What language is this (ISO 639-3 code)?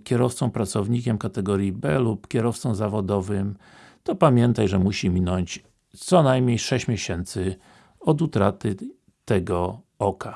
pol